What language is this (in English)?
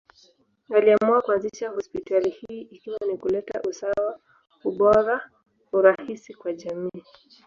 Swahili